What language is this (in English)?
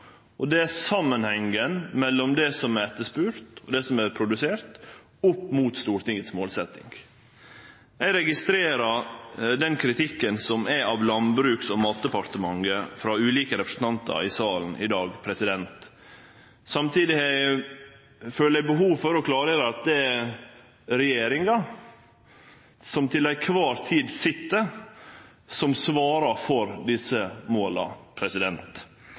Norwegian Nynorsk